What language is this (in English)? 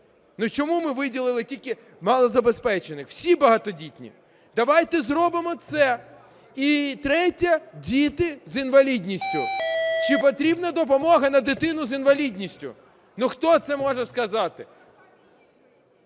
Ukrainian